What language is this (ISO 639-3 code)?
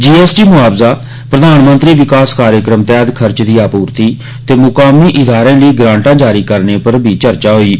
doi